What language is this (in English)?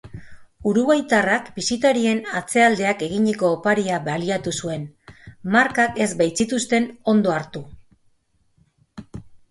Basque